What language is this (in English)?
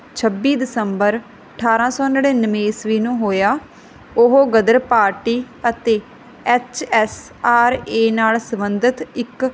Punjabi